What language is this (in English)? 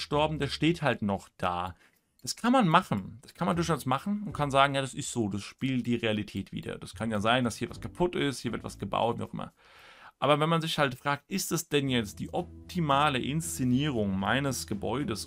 German